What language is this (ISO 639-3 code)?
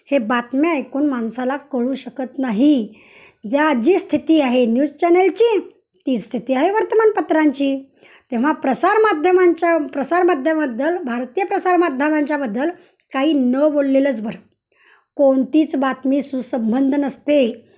mar